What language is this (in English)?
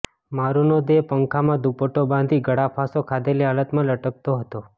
Gujarati